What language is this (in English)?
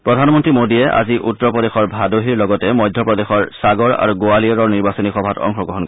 Assamese